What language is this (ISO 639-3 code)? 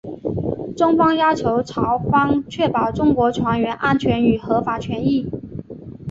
zho